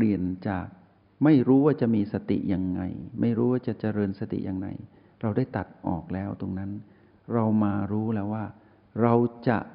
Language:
Thai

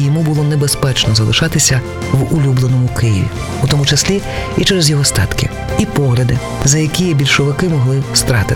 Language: Ukrainian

